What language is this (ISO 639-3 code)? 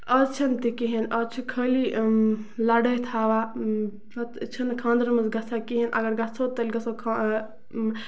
kas